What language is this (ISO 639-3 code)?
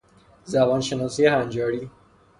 fas